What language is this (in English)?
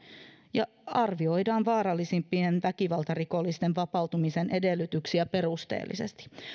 Finnish